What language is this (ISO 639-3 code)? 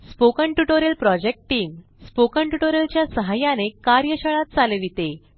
mar